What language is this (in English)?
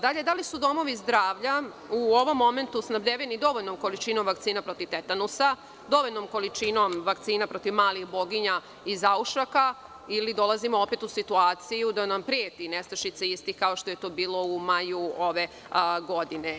Serbian